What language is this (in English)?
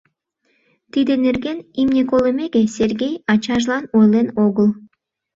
Mari